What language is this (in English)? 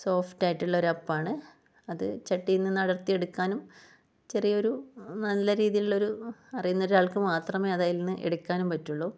Malayalam